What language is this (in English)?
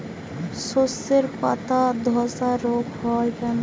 Bangla